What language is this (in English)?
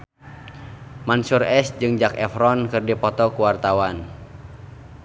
Sundanese